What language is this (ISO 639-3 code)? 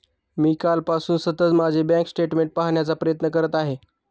mar